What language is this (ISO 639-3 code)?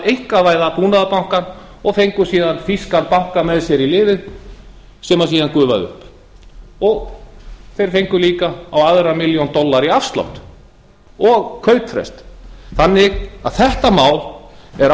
isl